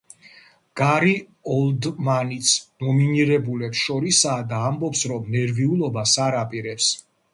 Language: Georgian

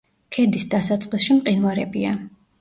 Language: Georgian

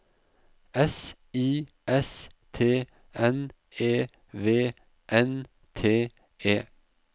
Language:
Norwegian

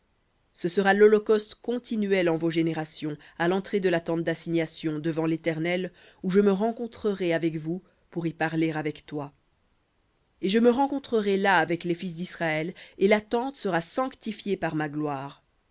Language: French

